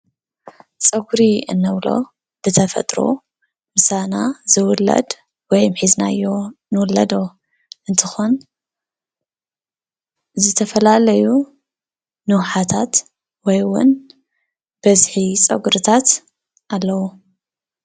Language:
Tigrinya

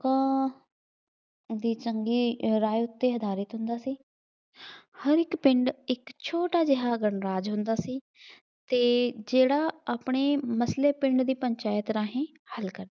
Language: Punjabi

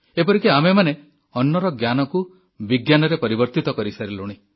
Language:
Odia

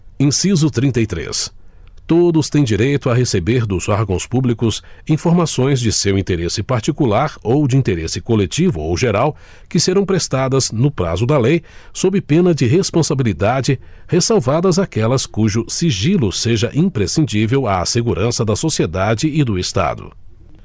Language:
Portuguese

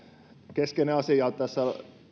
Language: Finnish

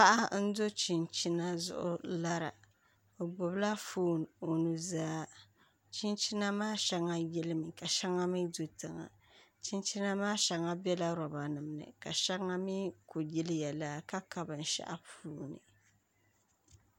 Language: Dagbani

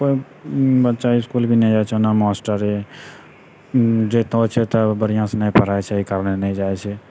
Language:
Maithili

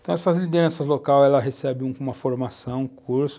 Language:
Portuguese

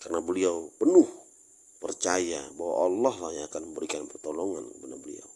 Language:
Indonesian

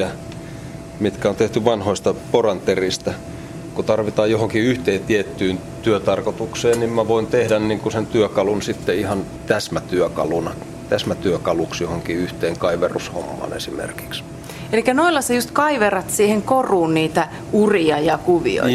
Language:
Finnish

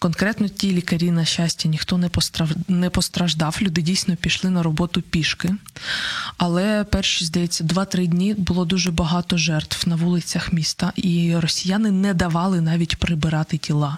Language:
Ukrainian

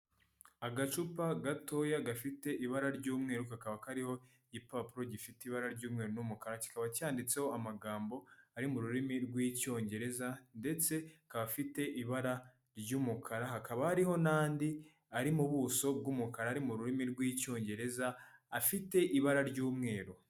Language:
Kinyarwanda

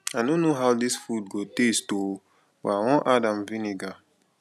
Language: Nigerian Pidgin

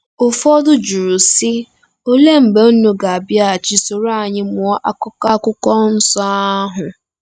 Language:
Igbo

